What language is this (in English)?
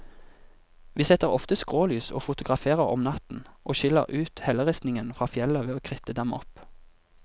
Norwegian